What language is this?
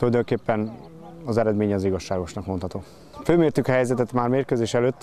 Hungarian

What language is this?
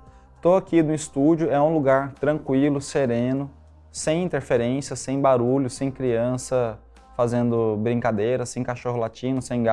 Portuguese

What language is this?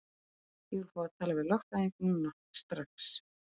Icelandic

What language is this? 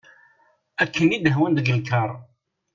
Kabyle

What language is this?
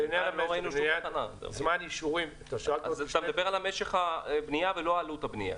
Hebrew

